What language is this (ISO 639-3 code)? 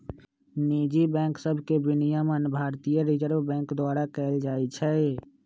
mag